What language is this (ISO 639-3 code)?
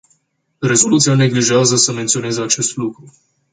ron